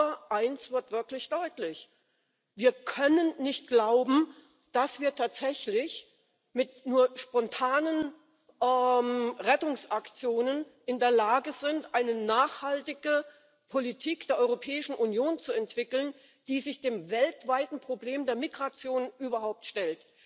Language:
German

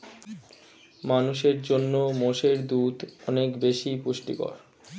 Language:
Bangla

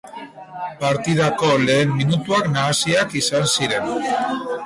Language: Basque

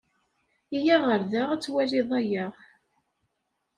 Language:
Kabyle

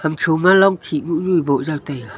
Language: Wancho Naga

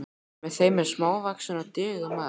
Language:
Icelandic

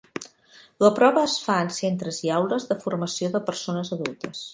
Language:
Catalan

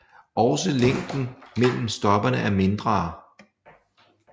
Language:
Danish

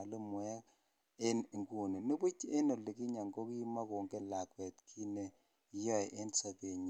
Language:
Kalenjin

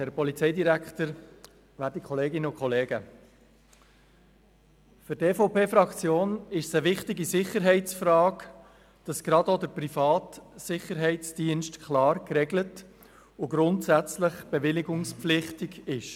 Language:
Swiss German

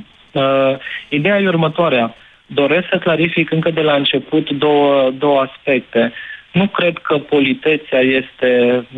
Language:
Romanian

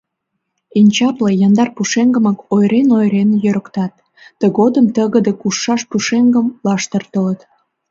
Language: Mari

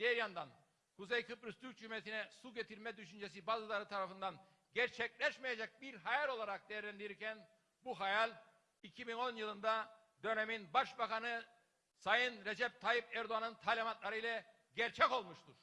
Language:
Turkish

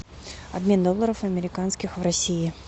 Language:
Russian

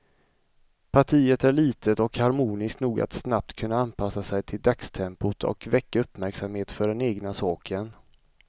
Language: Swedish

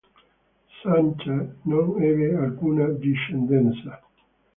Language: Italian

